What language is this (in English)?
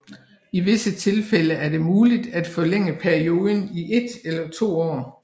Danish